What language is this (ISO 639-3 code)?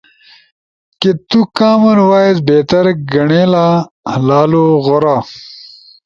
ush